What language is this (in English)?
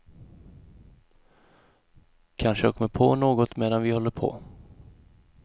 Swedish